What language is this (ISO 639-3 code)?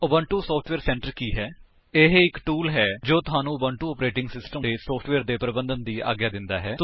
pan